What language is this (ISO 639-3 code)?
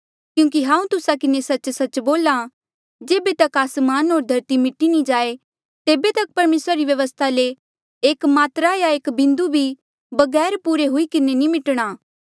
mjl